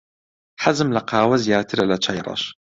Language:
Central Kurdish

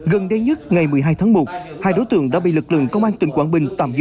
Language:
Vietnamese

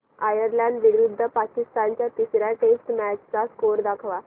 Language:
Marathi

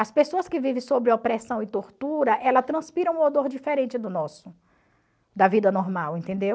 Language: Portuguese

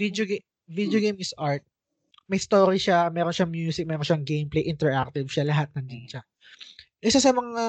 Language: Filipino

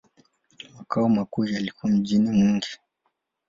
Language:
Swahili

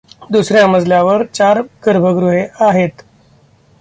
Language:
Marathi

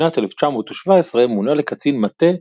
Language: Hebrew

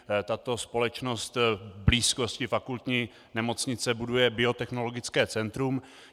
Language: Czech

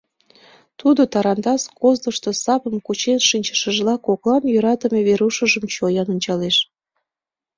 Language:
Mari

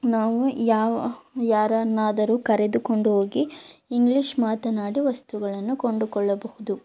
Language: Kannada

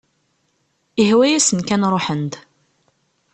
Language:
Kabyle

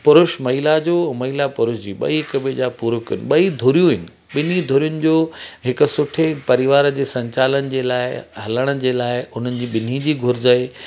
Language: Sindhi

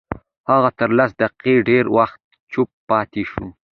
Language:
Pashto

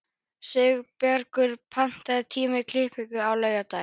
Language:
Icelandic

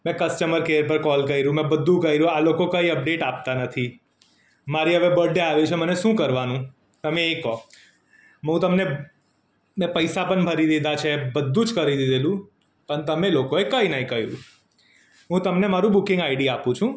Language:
Gujarati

